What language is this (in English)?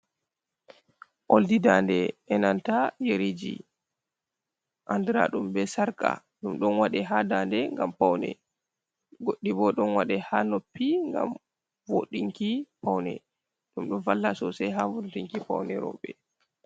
Fula